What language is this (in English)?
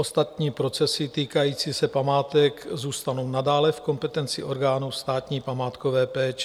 Czech